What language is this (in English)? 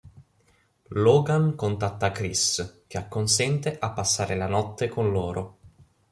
Italian